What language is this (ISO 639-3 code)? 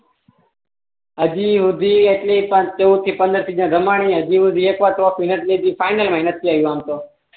guj